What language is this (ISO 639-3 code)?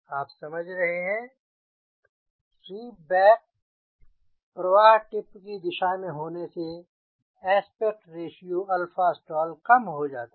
hin